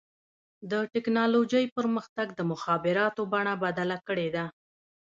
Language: Pashto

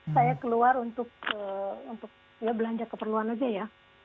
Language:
Indonesian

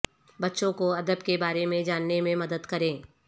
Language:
Urdu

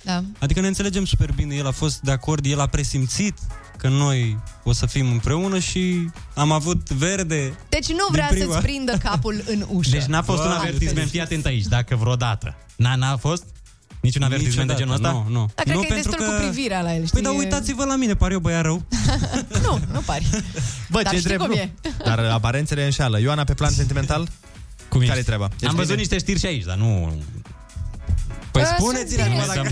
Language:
Romanian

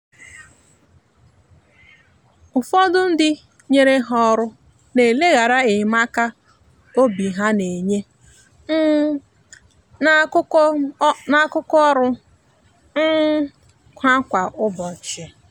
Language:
Igbo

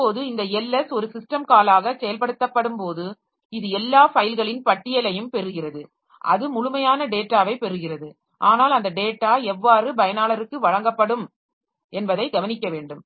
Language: Tamil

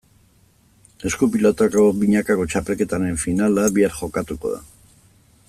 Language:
Basque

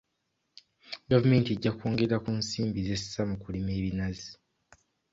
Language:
Ganda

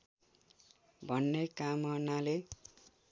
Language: Nepali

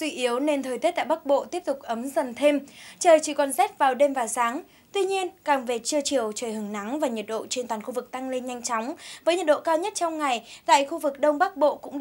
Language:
Vietnamese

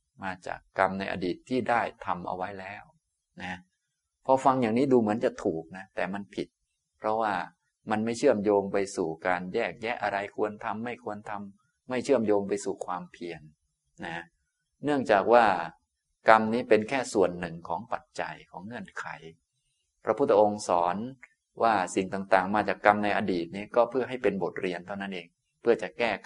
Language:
Thai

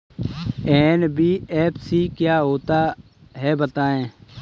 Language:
Hindi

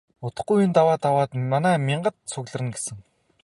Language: Mongolian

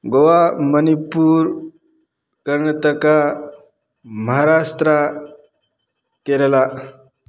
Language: Manipuri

